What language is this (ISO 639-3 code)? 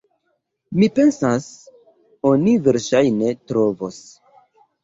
epo